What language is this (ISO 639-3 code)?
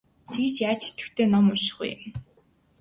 mon